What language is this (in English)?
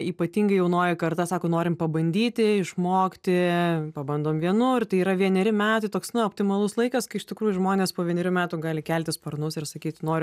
Lithuanian